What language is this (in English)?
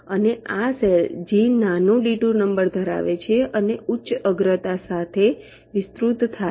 Gujarati